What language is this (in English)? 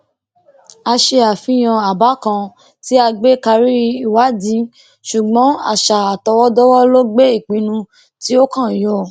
Yoruba